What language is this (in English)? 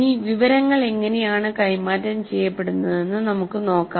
Malayalam